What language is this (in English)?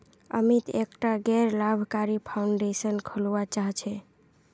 Magahi